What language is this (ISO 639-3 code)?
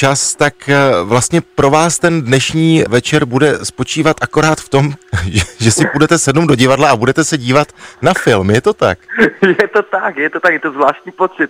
ces